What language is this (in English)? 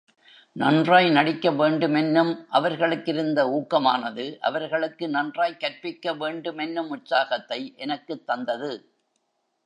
Tamil